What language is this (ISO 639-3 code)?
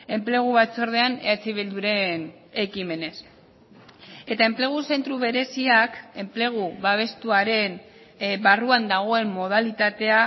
eus